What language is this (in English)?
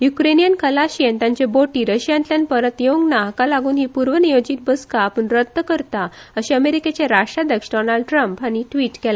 Konkani